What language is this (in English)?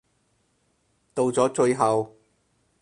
Cantonese